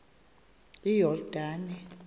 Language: Xhosa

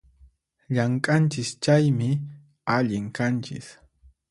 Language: Puno Quechua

